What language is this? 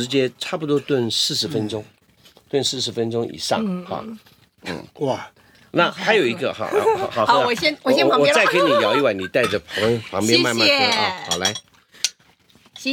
Chinese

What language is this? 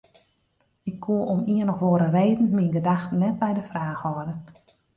Western Frisian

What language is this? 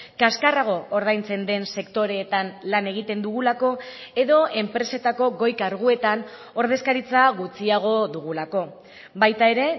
Basque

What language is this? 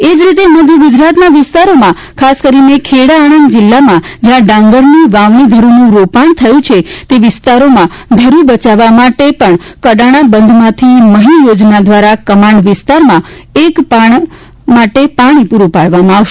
Gujarati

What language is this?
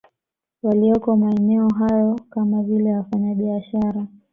Swahili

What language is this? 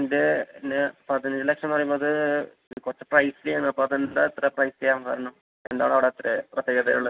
Malayalam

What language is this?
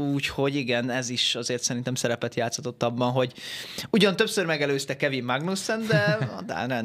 Hungarian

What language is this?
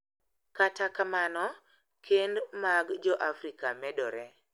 Luo (Kenya and Tanzania)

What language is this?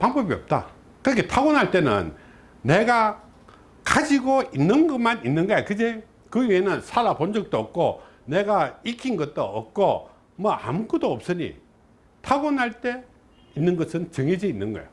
Korean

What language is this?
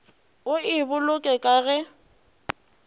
Northern Sotho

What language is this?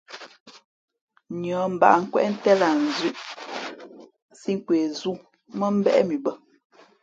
Fe'fe'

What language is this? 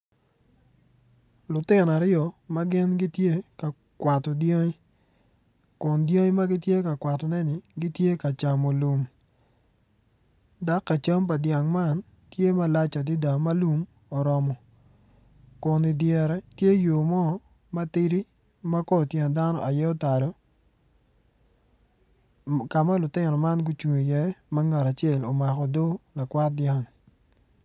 Acoli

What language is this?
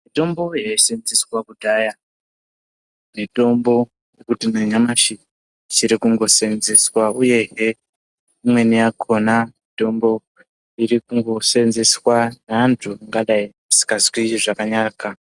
Ndau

